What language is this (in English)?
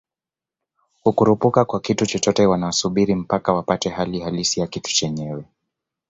Swahili